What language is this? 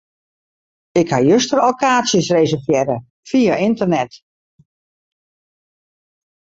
Western Frisian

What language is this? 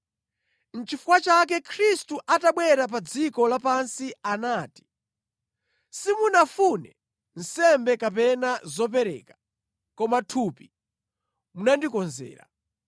Nyanja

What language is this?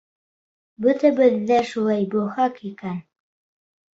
Bashkir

